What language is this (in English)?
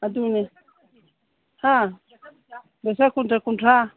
Manipuri